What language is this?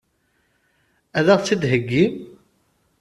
Kabyle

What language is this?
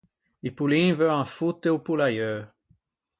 Ligurian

